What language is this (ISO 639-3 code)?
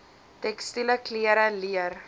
afr